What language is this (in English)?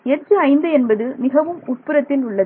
Tamil